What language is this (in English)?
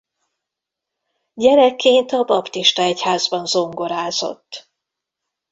Hungarian